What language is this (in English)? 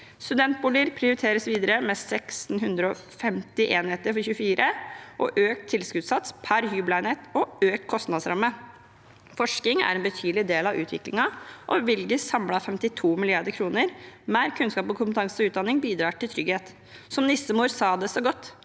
Norwegian